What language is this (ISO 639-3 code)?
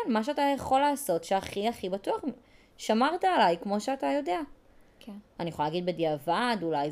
heb